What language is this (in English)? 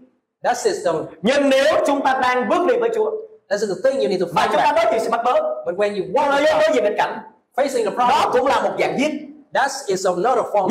Vietnamese